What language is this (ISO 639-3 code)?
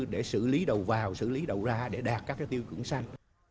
vie